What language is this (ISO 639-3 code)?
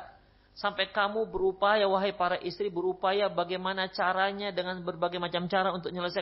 ind